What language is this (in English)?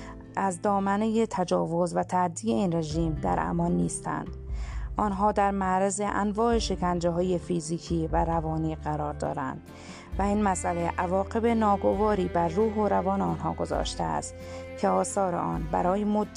Persian